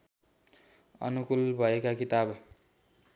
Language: Nepali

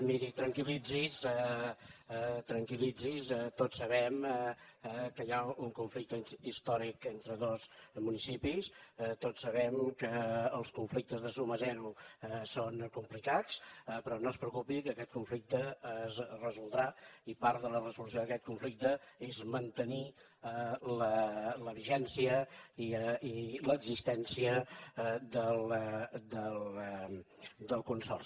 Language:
Catalan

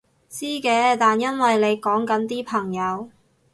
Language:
Cantonese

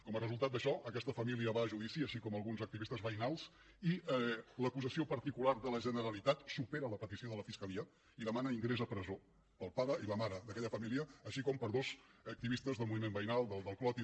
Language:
Catalan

